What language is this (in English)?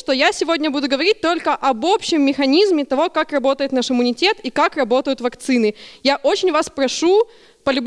Russian